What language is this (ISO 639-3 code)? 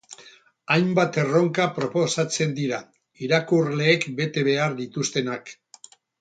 eus